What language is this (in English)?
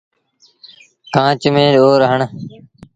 Sindhi Bhil